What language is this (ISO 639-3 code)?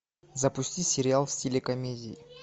rus